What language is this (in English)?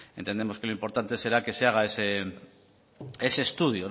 Spanish